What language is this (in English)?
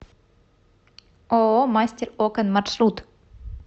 Russian